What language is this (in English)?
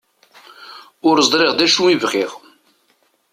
Kabyle